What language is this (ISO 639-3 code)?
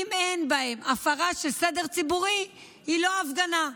heb